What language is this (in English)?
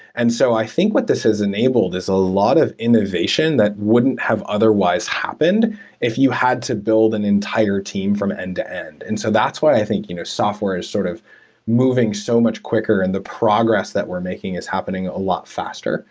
English